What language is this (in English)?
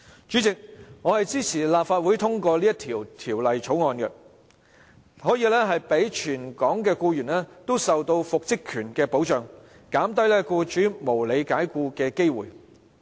Cantonese